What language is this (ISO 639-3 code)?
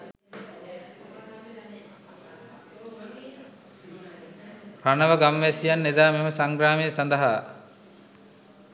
sin